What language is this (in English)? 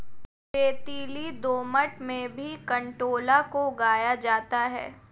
Hindi